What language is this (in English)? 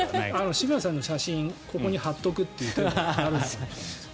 Japanese